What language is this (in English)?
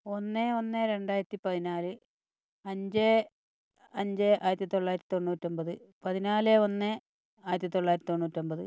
Malayalam